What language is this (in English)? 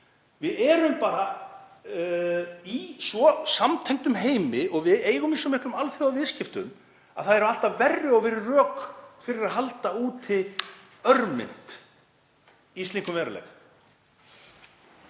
Icelandic